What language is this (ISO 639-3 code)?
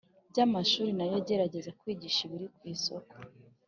kin